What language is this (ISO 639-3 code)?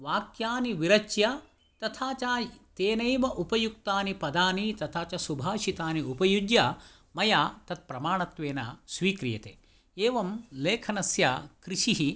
san